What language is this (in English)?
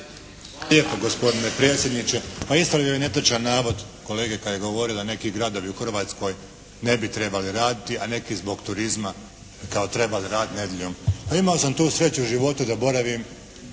Croatian